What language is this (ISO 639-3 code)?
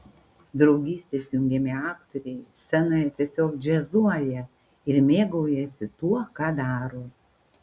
lit